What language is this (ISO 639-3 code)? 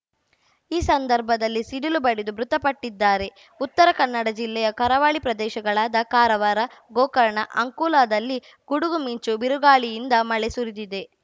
kan